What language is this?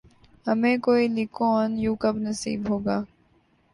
Urdu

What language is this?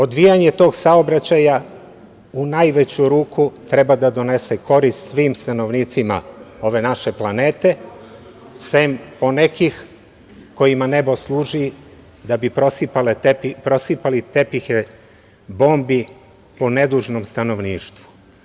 Serbian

